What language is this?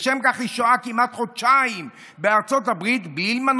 Hebrew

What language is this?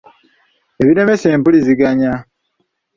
Ganda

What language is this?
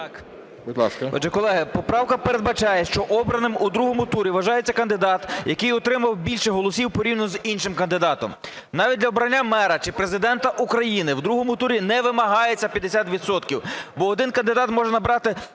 Ukrainian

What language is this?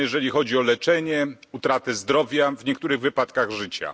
Polish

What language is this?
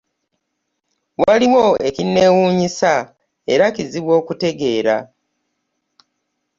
Ganda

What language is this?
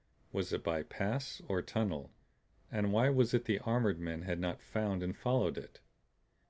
English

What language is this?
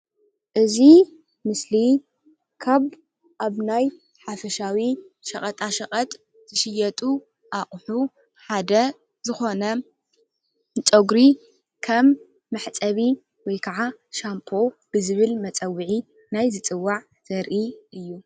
Tigrinya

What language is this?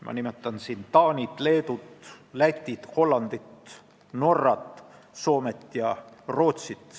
Estonian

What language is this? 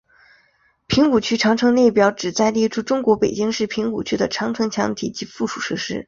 Chinese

